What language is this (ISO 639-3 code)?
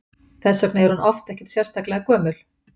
isl